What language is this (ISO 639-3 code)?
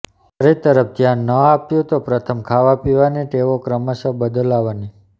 guj